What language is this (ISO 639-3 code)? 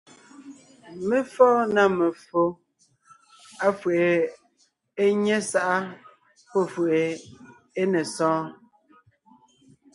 nnh